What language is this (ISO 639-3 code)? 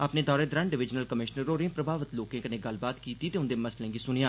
doi